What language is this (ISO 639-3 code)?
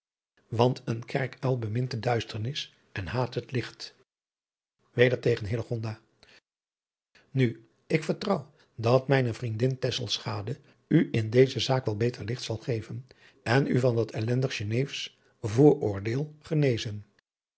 nld